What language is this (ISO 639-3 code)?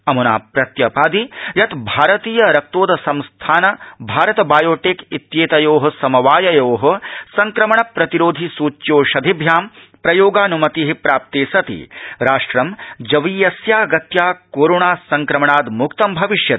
san